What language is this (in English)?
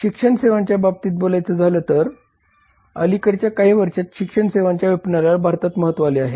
Marathi